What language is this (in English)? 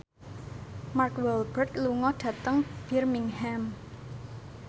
Javanese